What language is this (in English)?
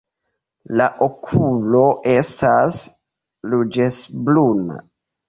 Esperanto